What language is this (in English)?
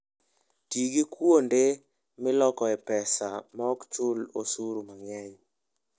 Luo (Kenya and Tanzania)